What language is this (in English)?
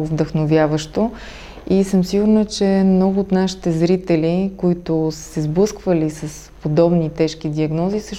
Bulgarian